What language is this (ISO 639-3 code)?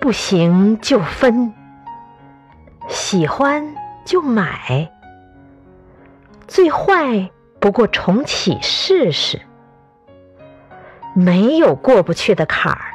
zho